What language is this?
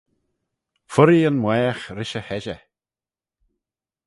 Manx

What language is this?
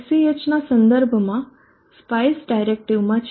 Gujarati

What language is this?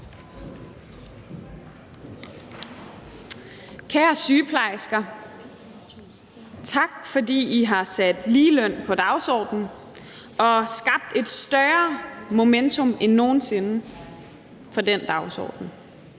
Danish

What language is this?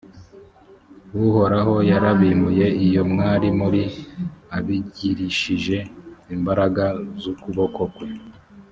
Kinyarwanda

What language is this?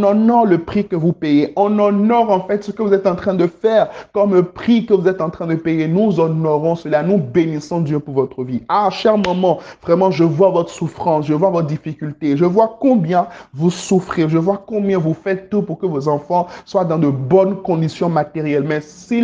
French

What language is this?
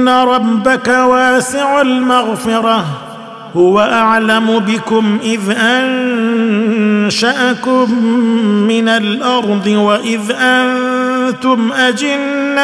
Arabic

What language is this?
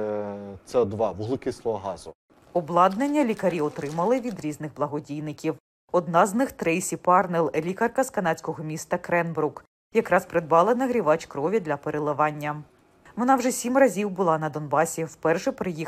Ukrainian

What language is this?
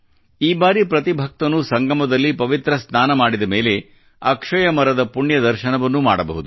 Kannada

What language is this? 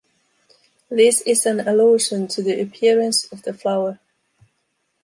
English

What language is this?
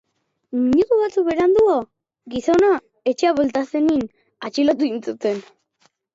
Basque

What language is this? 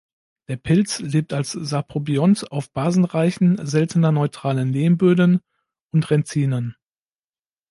German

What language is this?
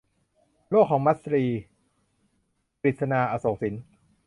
Thai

